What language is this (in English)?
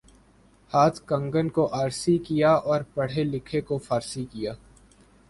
Urdu